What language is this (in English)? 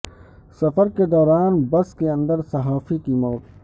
Urdu